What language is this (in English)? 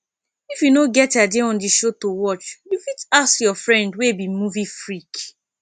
Nigerian Pidgin